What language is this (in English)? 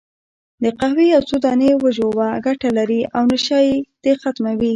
Pashto